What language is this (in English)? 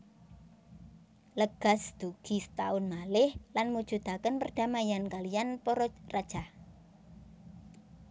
Javanese